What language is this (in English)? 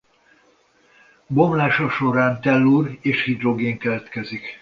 Hungarian